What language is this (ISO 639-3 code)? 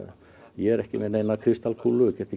isl